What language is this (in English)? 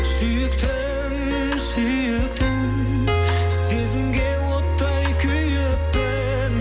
Kazakh